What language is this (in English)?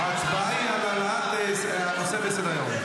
Hebrew